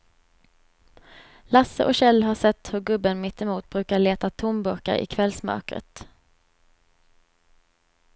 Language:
Swedish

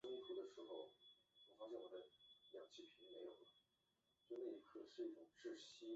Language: Chinese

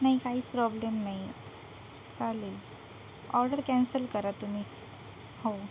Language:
Marathi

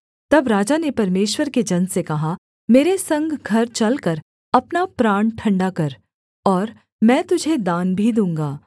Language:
Hindi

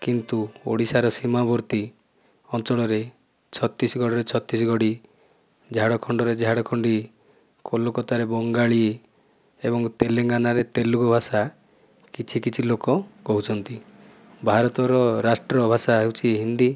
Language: Odia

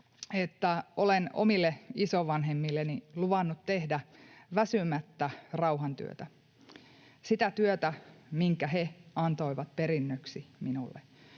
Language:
Finnish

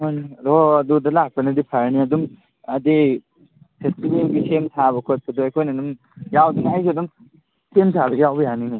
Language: Manipuri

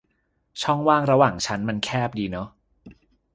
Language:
Thai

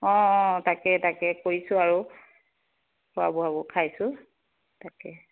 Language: Assamese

